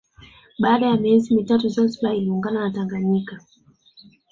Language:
Swahili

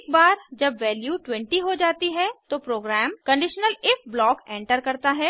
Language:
Hindi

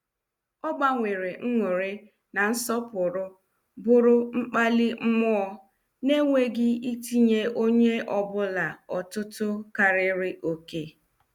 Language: Igbo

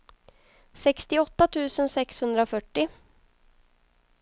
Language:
Swedish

